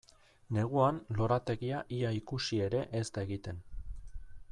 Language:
Basque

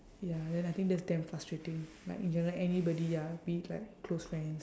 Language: English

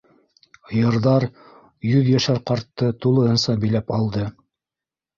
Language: Bashkir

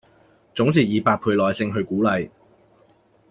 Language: Cantonese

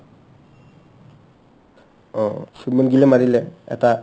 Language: Assamese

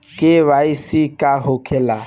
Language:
Bhojpuri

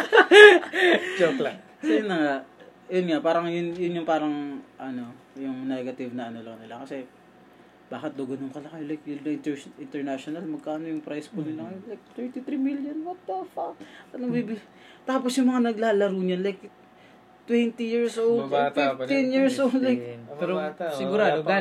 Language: Filipino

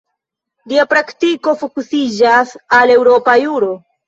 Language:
Esperanto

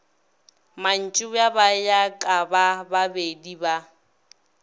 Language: Northern Sotho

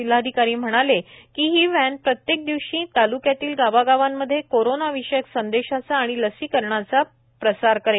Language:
Marathi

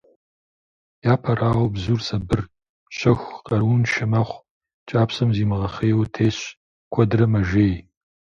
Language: Kabardian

